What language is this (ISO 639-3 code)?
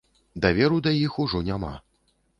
bel